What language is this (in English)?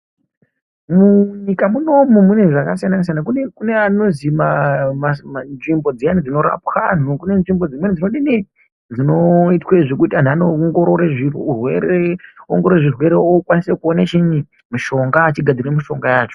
Ndau